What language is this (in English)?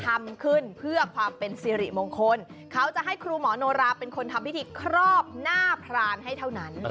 Thai